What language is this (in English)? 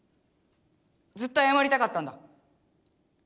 Japanese